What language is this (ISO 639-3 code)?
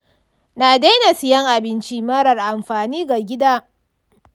hau